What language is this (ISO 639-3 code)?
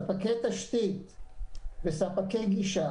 heb